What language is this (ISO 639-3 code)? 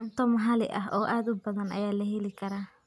som